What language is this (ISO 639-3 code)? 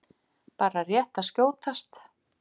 isl